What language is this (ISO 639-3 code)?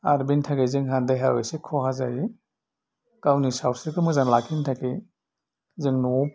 brx